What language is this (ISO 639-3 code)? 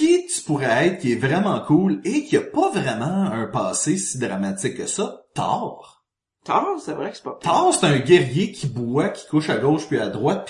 fra